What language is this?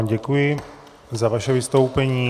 Czech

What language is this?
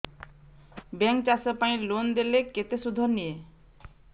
Odia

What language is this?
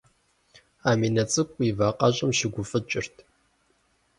Kabardian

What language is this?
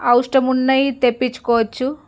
Telugu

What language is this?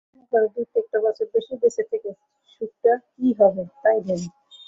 Bangla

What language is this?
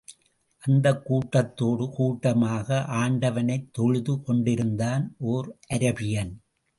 Tamil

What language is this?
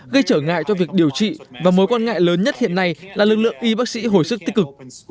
Vietnamese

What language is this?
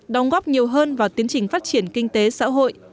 Vietnamese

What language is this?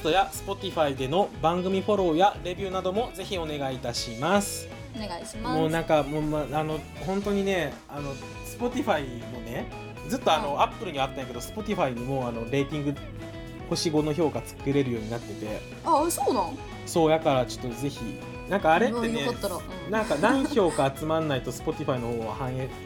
Japanese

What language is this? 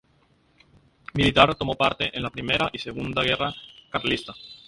Spanish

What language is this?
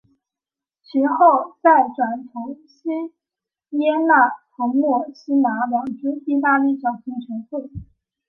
Chinese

